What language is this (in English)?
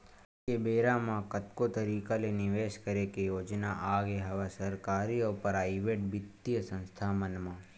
Chhattisgarhi